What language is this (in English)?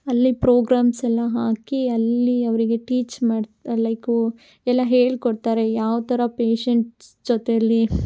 Kannada